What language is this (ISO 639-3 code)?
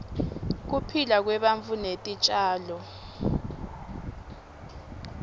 ssw